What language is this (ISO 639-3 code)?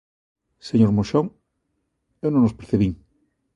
glg